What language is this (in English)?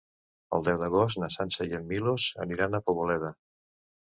Catalan